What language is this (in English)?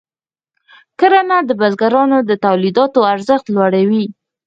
Pashto